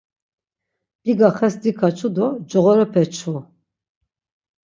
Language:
Laz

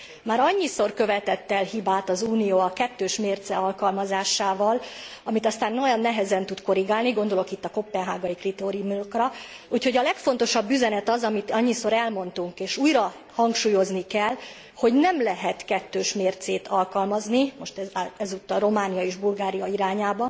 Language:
Hungarian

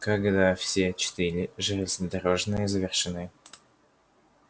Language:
Russian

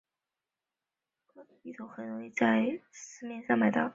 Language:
Chinese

